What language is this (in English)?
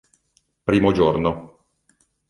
Italian